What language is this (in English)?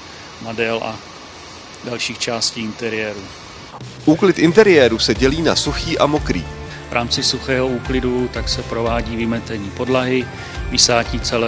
Czech